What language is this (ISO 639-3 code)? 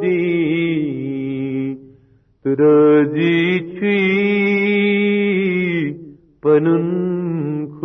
urd